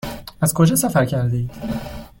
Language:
Persian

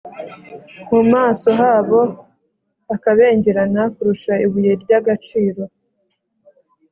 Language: Kinyarwanda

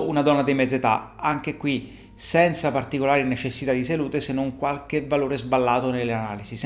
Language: Italian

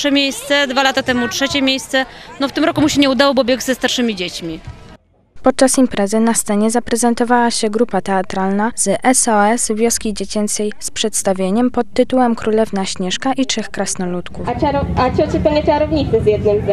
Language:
Polish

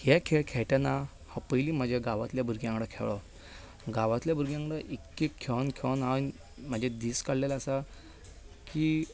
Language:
Konkani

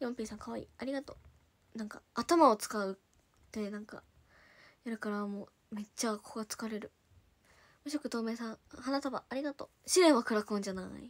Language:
Japanese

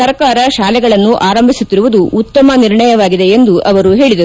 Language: Kannada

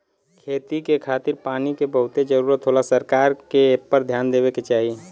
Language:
Bhojpuri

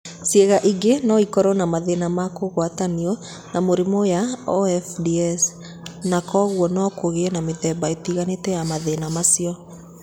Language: Kikuyu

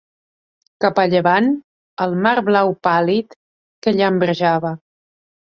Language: Catalan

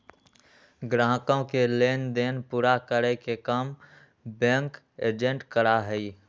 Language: Magahi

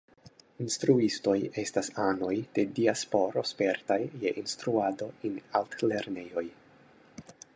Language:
Esperanto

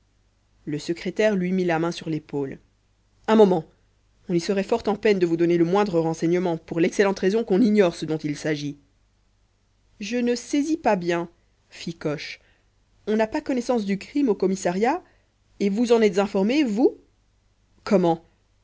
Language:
French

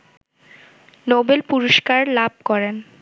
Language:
Bangla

